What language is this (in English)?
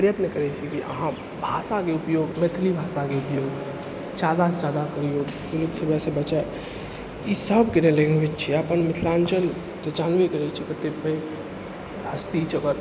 Maithili